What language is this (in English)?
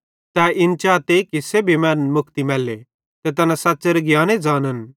Bhadrawahi